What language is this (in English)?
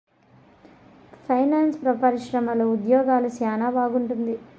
Telugu